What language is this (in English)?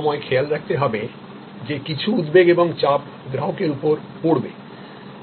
Bangla